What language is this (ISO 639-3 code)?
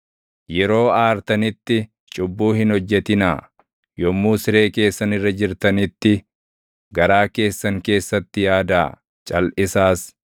orm